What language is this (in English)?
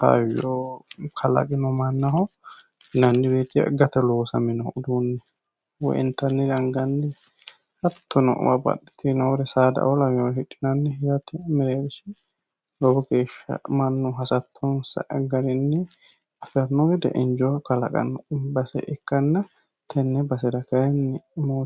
Sidamo